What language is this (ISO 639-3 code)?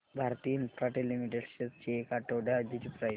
mar